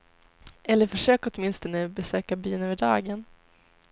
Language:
Swedish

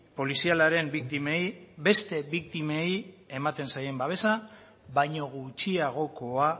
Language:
Basque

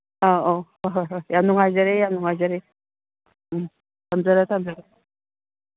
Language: Manipuri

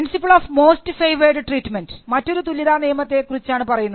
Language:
Malayalam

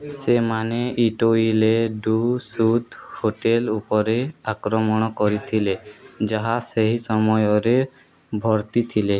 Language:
Odia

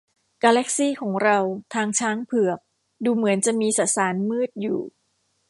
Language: Thai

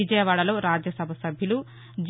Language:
Telugu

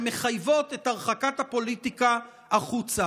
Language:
Hebrew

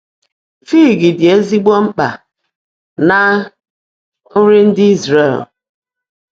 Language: Igbo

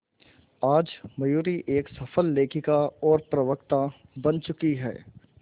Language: Hindi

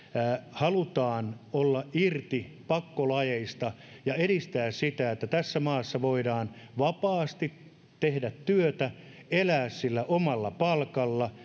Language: Finnish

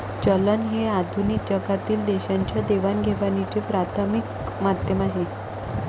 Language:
Marathi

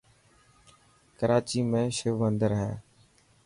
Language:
Dhatki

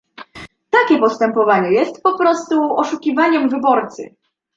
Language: Polish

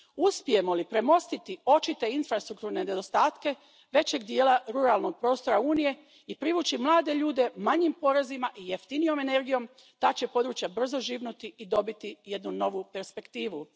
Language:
Croatian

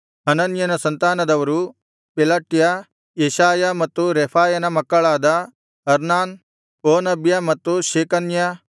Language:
Kannada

